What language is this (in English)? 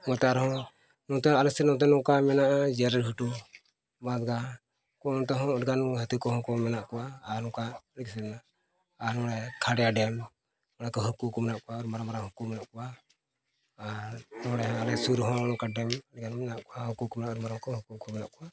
Santali